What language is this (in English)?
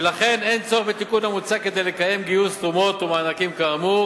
Hebrew